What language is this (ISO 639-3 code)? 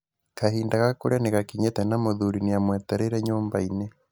kik